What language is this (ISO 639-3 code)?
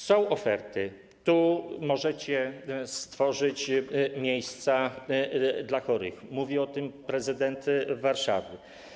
pol